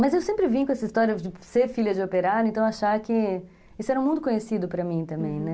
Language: Portuguese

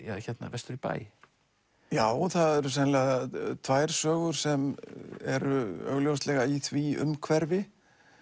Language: Icelandic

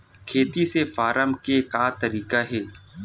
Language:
Chhattisgarhi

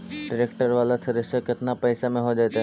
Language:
Magahi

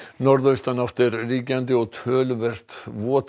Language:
Icelandic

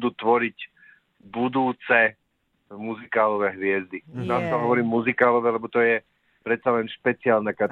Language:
Slovak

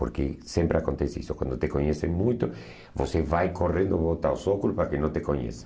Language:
Portuguese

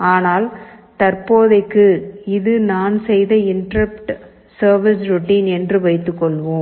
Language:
Tamil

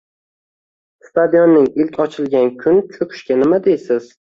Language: Uzbek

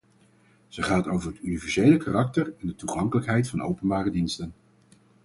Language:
Dutch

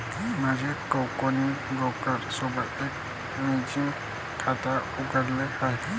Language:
Marathi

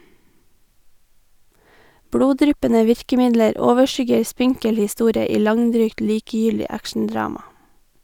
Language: Norwegian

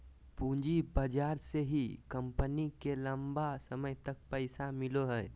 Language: Magahi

